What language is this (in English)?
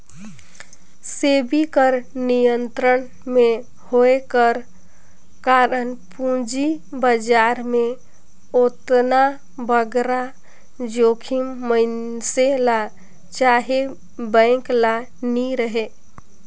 Chhattisgarhi